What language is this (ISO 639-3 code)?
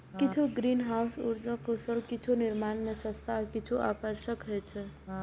mai